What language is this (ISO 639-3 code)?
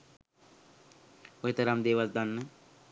sin